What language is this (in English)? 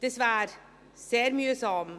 Swiss German